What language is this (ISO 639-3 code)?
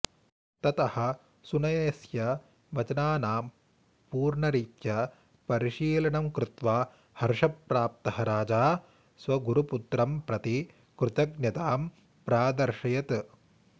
san